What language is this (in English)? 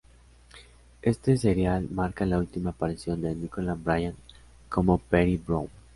Spanish